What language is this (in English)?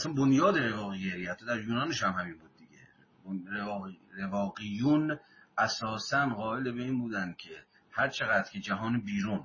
Persian